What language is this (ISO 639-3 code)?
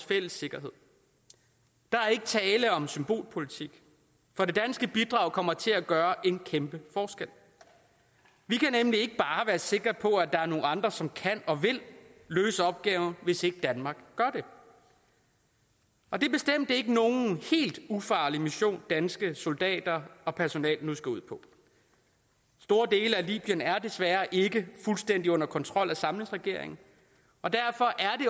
dan